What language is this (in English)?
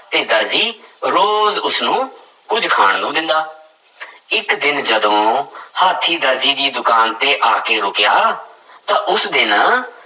Punjabi